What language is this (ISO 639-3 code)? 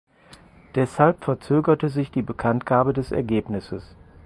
deu